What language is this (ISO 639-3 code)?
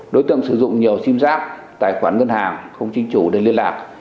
vie